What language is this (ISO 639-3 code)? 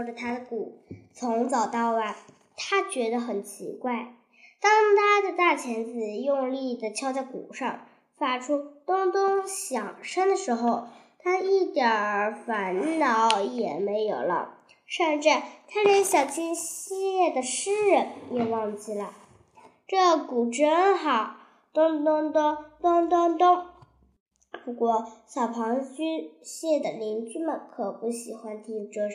zho